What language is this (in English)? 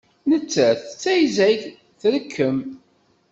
Kabyle